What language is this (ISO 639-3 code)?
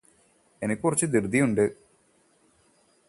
mal